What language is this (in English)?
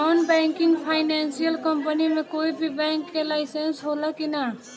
Bhojpuri